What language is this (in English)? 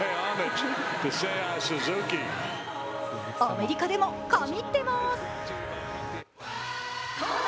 Japanese